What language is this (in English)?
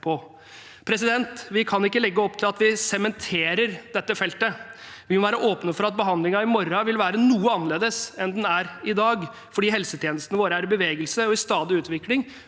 Norwegian